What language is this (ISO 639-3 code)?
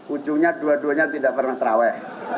ind